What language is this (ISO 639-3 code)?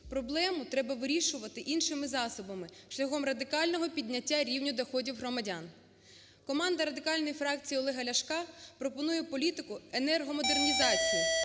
ukr